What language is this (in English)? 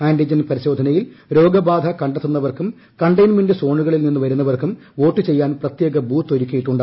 Malayalam